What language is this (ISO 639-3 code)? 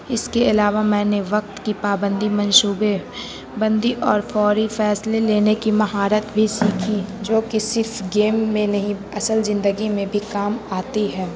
urd